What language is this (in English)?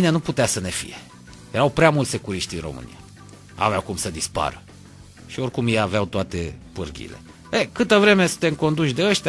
Romanian